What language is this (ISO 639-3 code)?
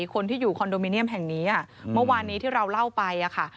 tha